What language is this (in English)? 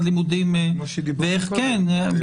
Hebrew